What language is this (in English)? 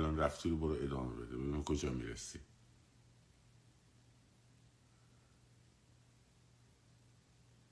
Persian